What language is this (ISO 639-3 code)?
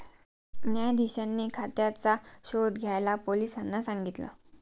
mar